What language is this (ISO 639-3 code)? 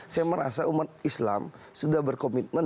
ind